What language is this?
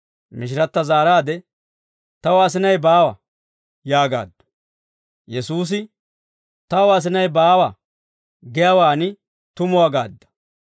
Dawro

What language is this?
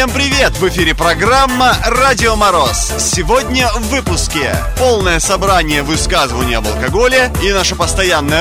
Russian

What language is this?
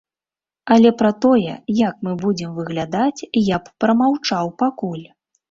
Belarusian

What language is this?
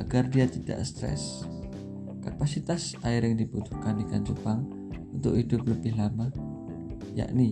Indonesian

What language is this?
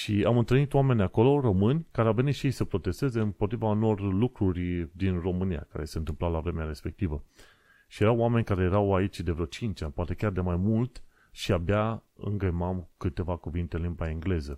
Romanian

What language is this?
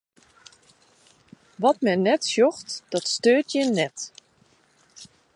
Western Frisian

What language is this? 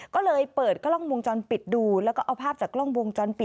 Thai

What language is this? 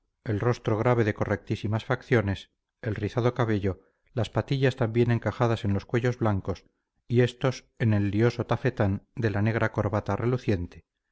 Spanish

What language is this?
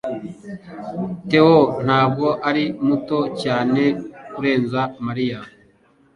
Kinyarwanda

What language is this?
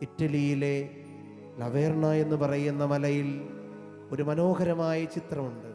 Malayalam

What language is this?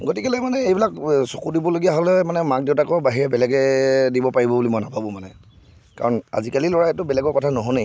Assamese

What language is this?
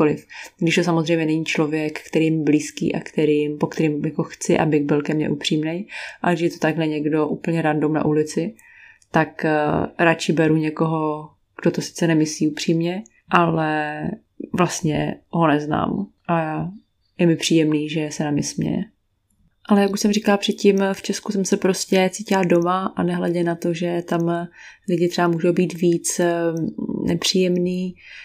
Czech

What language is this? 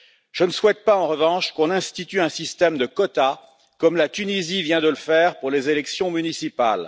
French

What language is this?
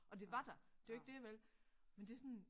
Danish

